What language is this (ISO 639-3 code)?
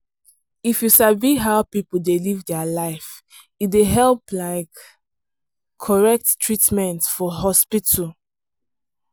pcm